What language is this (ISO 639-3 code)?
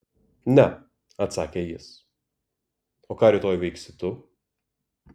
lit